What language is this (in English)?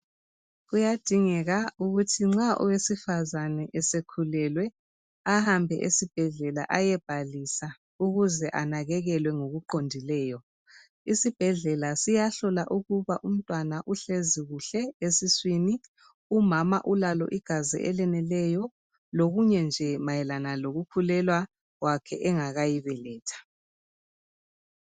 North Ndebele